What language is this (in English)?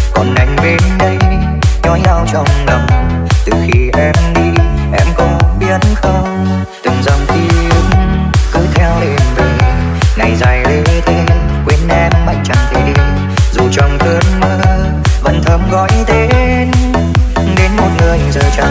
Vietnamese